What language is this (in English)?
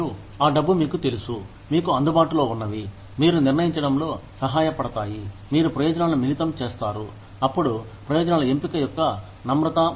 Telugu